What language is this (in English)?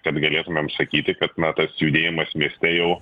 Lithuanian